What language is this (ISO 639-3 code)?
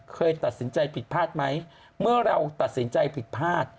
tha